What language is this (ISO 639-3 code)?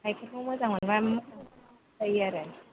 brx